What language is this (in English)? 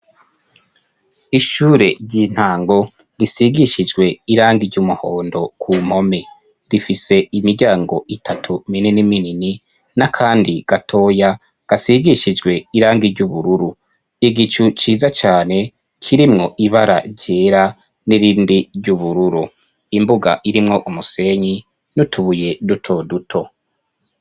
Rundi